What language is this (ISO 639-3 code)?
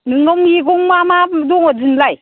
brx